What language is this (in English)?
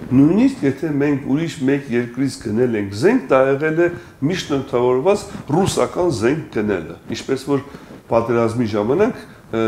Turkish